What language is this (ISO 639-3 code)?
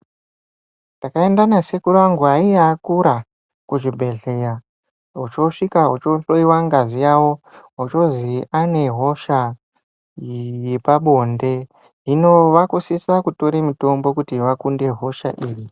ndc